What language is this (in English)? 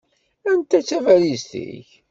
Kabyle